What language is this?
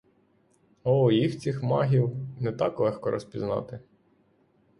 Ukrainian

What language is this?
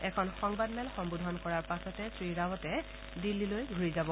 Assamese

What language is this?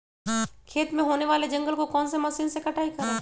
Magahi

